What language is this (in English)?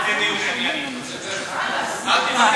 Hebrew